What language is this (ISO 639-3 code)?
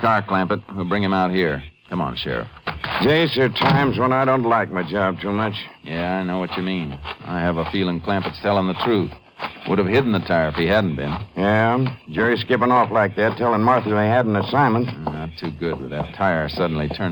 eng